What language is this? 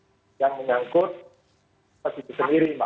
Indonesian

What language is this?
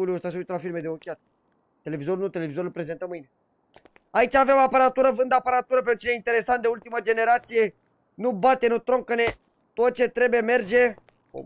Romanian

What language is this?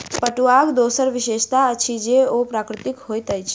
Maithili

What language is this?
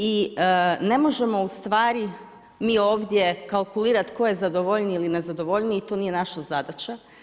Croatian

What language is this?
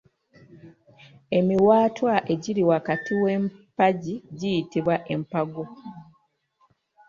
Ganda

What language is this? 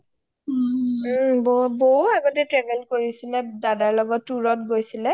Assamese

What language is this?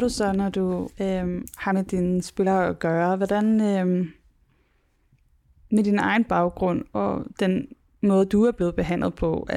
Danish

